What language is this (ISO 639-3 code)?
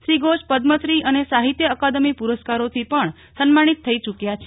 guj